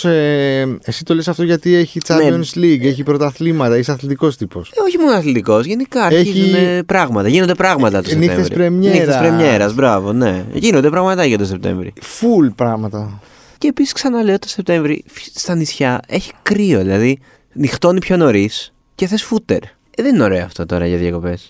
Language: Greek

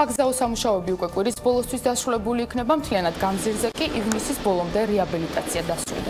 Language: English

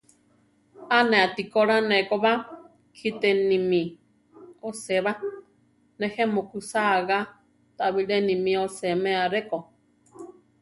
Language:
Central Tarahumara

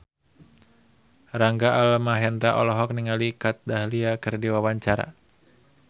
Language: Sundanese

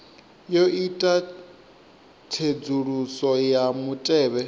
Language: Venda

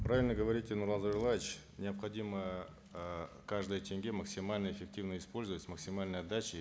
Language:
Kazakh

